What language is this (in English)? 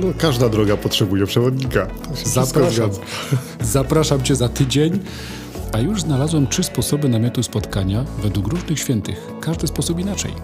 Polish